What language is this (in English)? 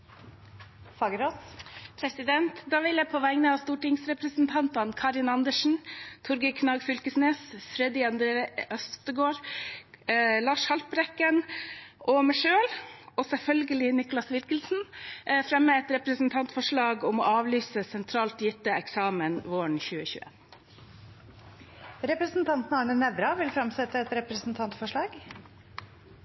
Norwegian